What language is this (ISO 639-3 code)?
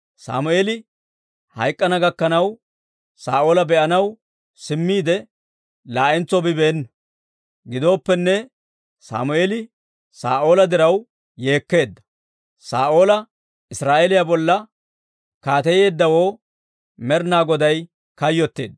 dwr